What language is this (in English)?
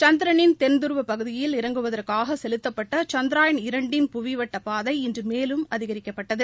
Tamil